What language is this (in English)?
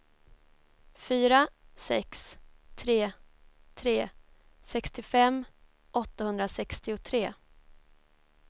Swedish